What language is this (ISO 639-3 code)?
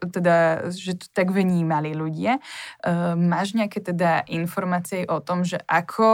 slk